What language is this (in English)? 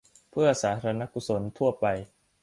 Thai